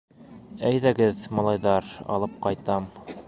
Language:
Bashkir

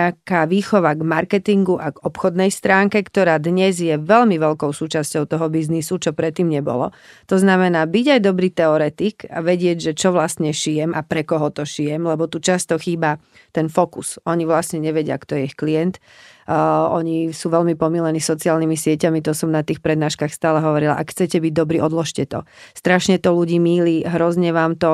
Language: Czech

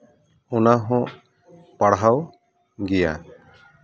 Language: Santali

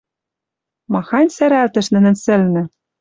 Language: Western Mari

